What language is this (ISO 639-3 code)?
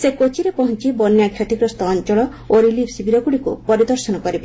ori